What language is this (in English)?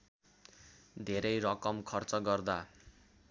Nepali